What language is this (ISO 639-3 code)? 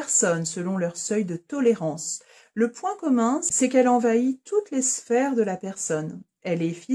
fra